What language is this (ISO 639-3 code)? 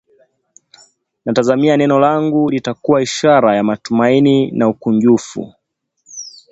swa